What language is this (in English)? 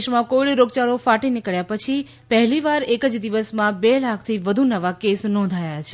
Gujarati